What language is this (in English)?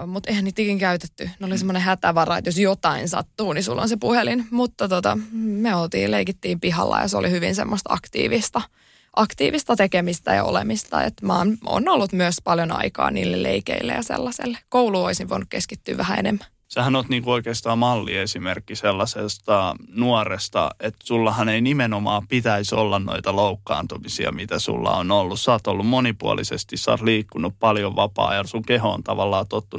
Finnish